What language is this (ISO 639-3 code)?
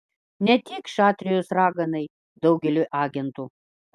lit